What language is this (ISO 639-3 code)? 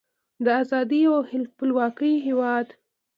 pus